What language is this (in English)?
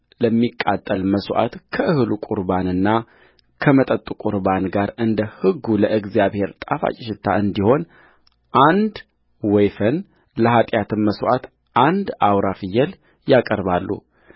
Amharic